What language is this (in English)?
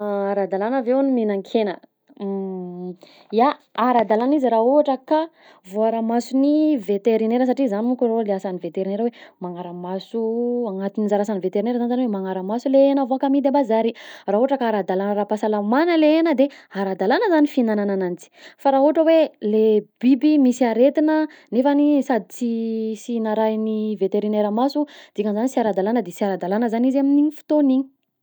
Southern Betsimisaraka Malagasy